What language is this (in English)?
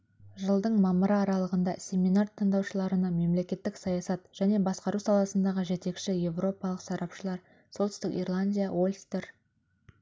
Kazakh